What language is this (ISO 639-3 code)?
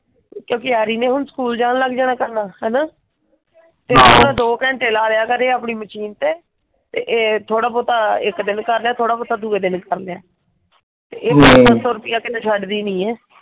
pan